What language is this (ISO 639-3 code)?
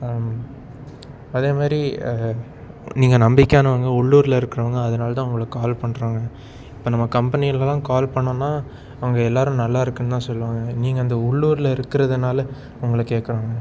tam